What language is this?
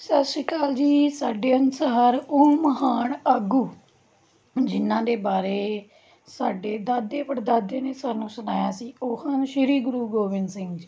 Punjabi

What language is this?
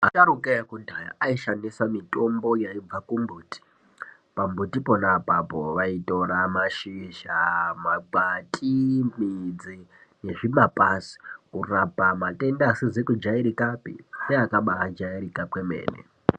Ndau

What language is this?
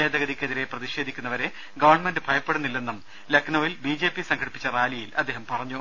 Malayalam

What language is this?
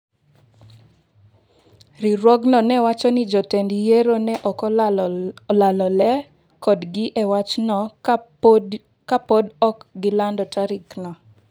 Luo (Kenya and Tanzania)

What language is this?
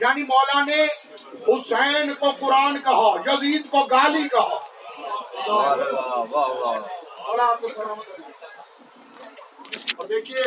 Urdu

